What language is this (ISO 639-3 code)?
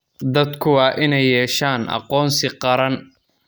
som